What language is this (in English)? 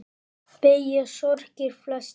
Icelandic